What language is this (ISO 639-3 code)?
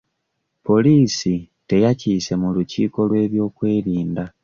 lug